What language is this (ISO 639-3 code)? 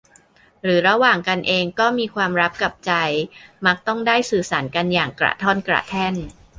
tha